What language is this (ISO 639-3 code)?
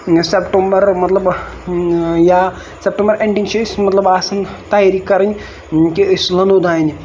kas